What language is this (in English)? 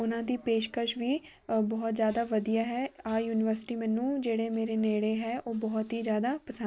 Punjabi